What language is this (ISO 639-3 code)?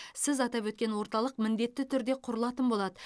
kaz